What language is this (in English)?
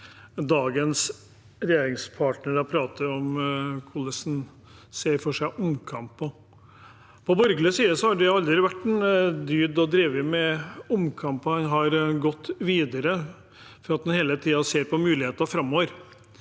Norwegian